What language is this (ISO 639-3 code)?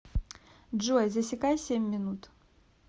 rus